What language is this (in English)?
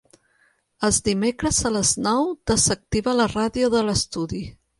Catalan